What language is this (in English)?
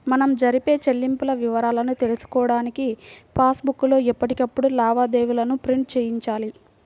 Telugu